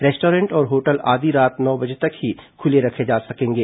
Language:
Hindi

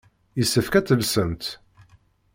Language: Kabyle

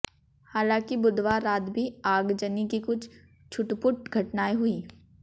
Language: Hindi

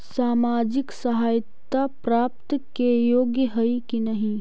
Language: Magahi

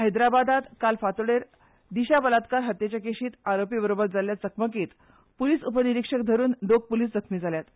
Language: Konkani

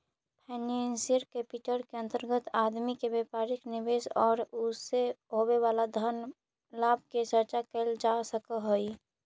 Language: Magahi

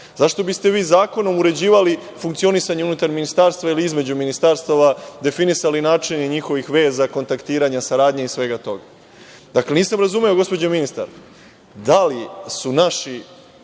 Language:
Serbian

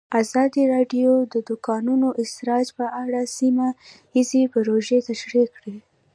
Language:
Pashto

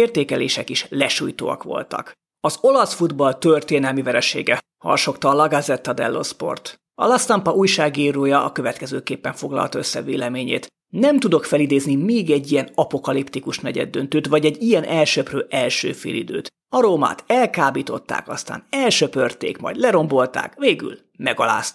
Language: Hungarian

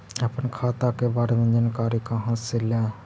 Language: Magahi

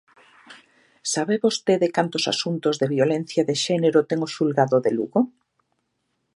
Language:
Galician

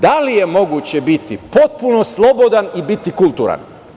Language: Serbian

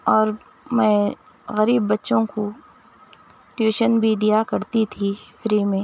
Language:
Urdu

